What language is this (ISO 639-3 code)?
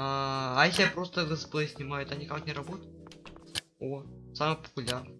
rus